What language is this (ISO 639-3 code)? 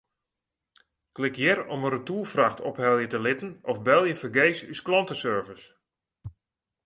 fry